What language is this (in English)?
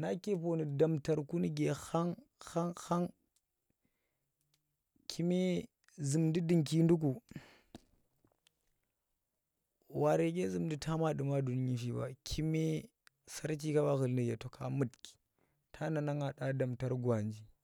Tera